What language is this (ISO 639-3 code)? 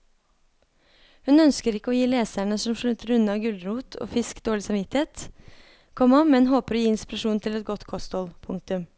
nor